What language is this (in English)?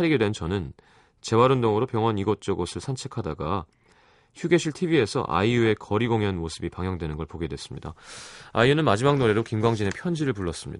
Korean